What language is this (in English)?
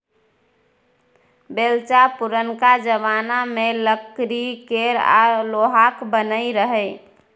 Maithili